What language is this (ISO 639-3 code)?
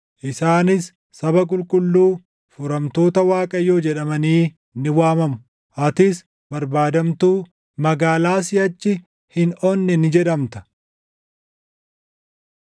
orm